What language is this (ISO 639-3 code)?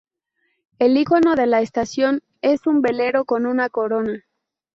spa